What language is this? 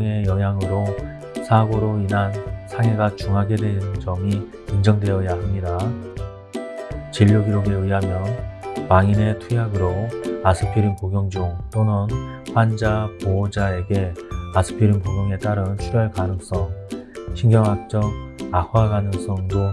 Korean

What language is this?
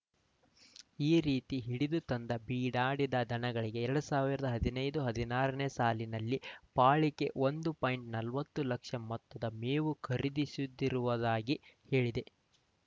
Kannada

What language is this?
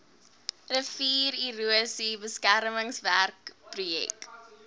Afrikaans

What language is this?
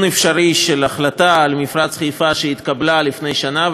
Hebrew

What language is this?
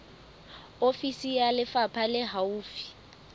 Southern Sotho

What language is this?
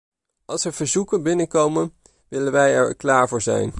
Dutch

